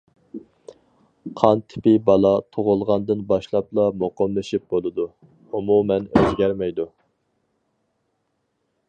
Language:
Uyghur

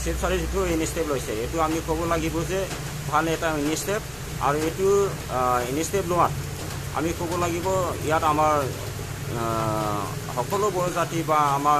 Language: Indonesian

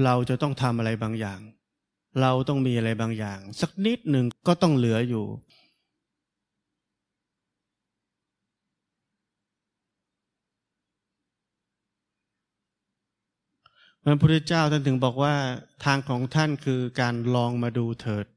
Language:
Thai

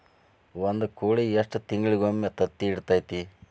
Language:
Kannada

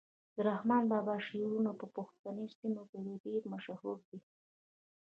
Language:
Pashto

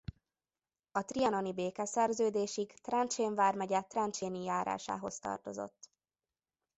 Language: Hungarian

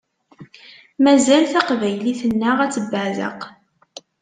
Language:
Kabyle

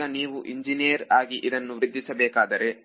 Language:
Kannada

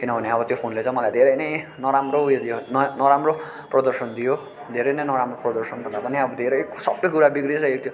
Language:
Nepali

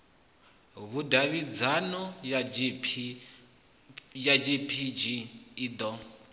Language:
Venda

